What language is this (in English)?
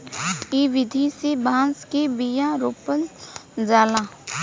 Bhojpuri